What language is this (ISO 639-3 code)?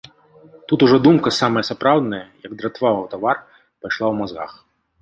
bel